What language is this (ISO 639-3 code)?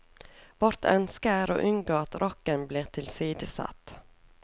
nor